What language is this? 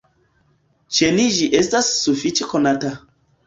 Esperanto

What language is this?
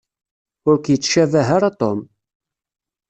Kabyle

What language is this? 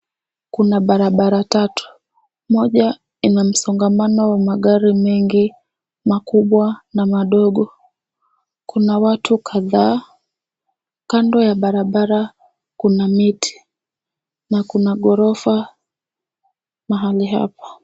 Swahili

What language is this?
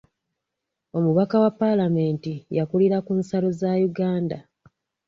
Ganda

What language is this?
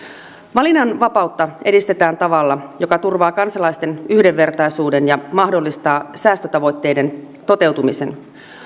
Finnish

